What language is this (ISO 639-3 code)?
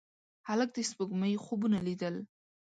pus